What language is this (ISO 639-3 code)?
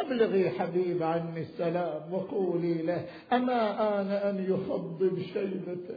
ara